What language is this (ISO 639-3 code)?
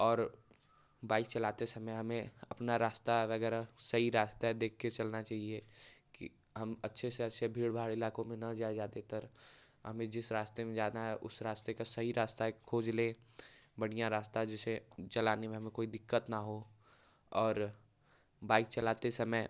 hin